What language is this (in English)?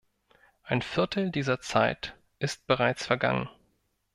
German